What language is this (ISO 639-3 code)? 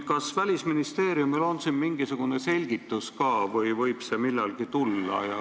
est